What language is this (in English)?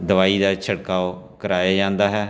Punjabi